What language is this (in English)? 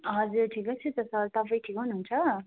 Nepali